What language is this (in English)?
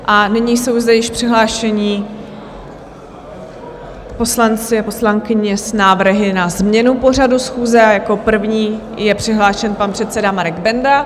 Czech